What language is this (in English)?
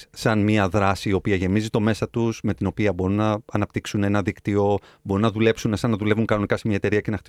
Greek